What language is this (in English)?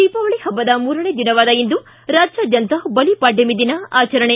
Kannada